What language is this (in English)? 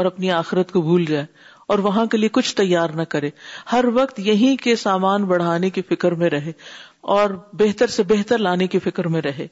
Urdu